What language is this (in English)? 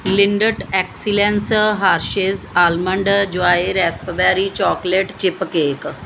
Punjabi